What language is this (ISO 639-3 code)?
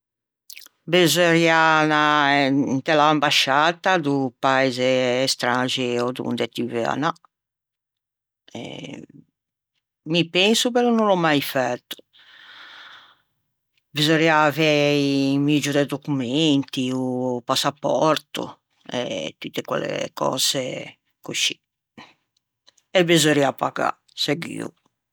lij